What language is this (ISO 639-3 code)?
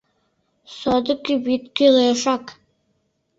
chm